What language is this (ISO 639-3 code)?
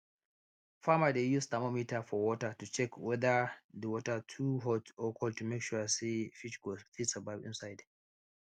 pcm